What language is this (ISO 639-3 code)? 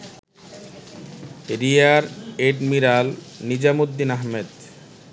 ben